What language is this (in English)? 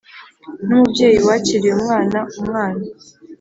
Kinyarwanda